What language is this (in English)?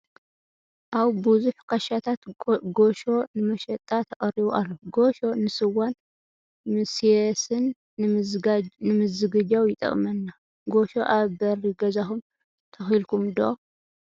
Tigrinya